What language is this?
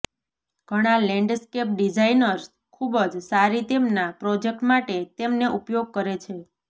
Gujarati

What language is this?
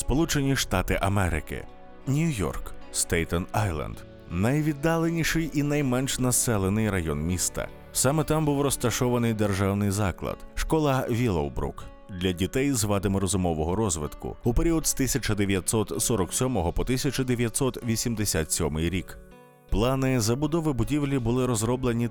Ukrainian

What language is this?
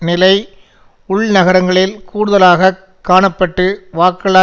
Tamil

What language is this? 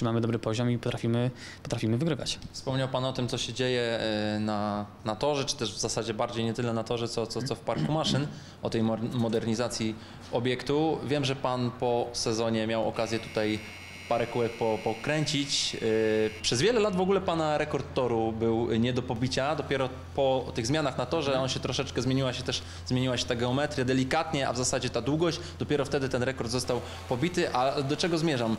Polish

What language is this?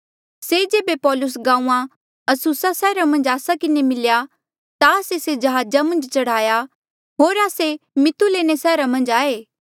Mandeali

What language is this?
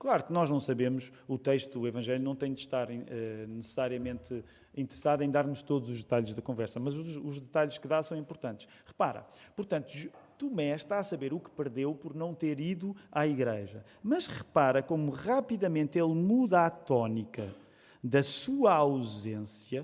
Portuguese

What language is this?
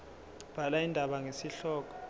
Zulu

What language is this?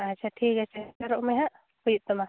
Santali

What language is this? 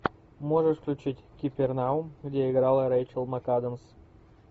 Russian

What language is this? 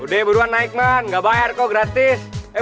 Indonesian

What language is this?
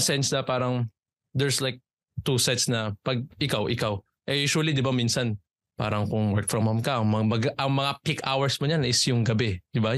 Filipino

